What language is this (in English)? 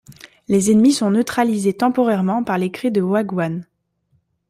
French